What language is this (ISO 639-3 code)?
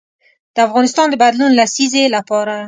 pus